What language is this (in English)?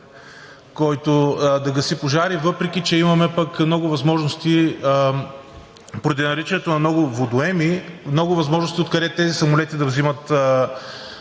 Bulgarian